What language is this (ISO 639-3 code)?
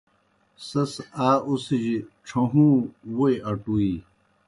plk